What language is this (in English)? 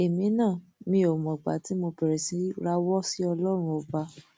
Yoruba